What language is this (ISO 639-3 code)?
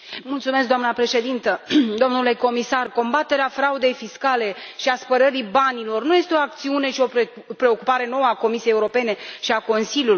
ron